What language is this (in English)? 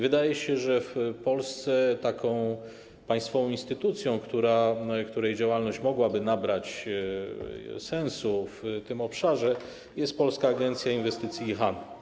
Polish